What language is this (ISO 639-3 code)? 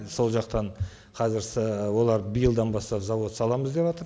kaz